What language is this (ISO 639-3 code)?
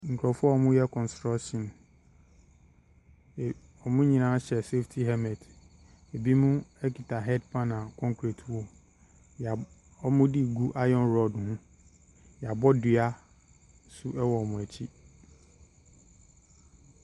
aka